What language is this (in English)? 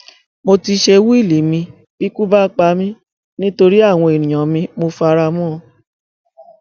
Yoruba